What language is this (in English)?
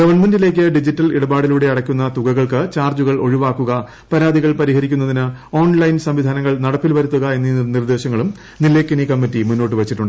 Malayalam